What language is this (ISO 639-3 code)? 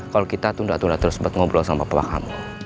ind